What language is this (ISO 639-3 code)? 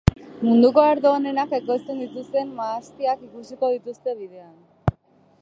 eus